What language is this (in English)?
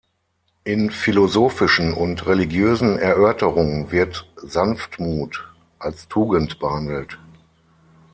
German